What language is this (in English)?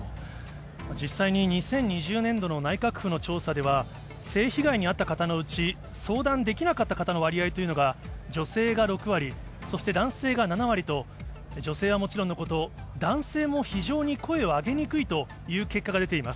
Japanese